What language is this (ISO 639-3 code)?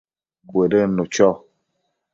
mcf